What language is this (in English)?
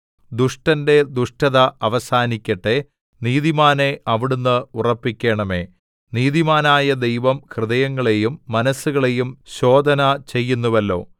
Malayalam